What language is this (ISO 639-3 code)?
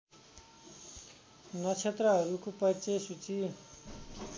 nep